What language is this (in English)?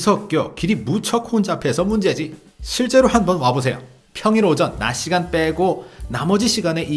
Korean